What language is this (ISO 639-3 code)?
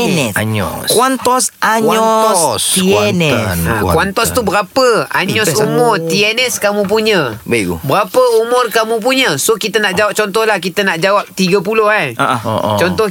msa